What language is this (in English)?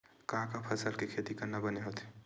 Chhattisgarhi